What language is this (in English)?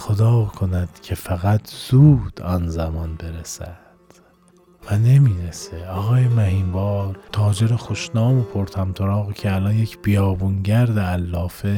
Persian